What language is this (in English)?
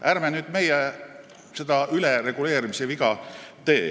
Estonian